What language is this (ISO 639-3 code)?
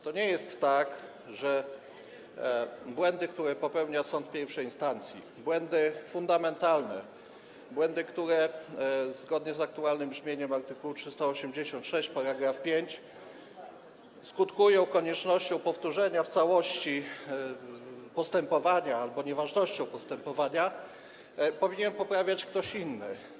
pol